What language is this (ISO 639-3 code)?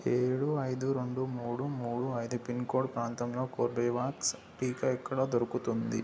tel